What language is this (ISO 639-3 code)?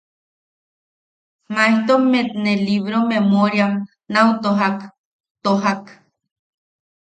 yaq